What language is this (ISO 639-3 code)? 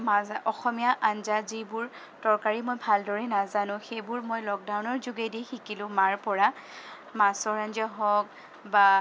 asm